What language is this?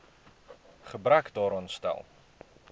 Afrikaans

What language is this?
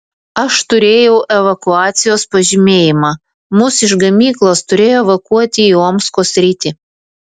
Lithuanian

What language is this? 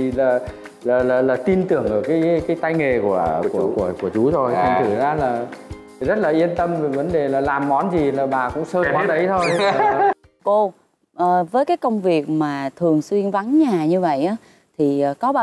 Vietnamese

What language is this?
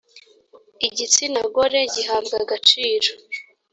Kinyarwanda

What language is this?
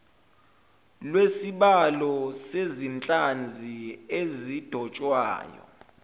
Zulu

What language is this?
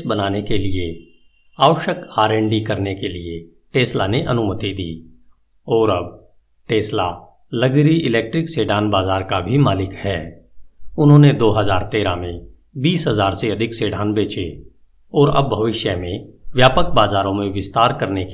Hindi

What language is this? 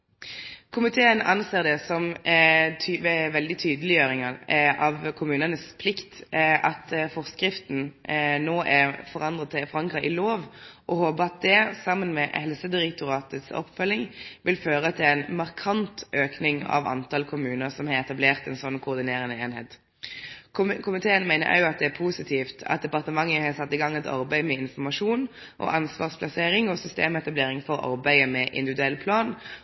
Norwegian Nynorsk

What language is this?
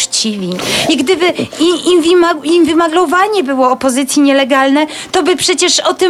Polish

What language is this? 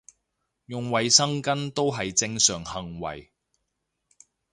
Cantonese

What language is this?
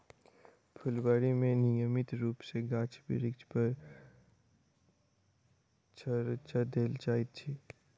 Maithili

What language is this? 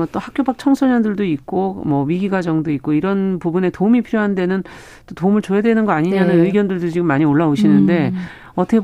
Korean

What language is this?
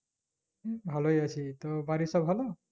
Bangla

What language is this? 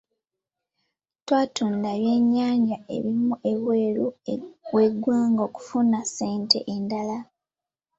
Ganda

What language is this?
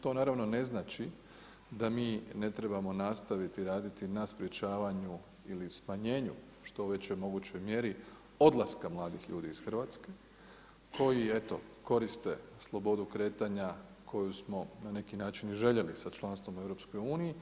Croatian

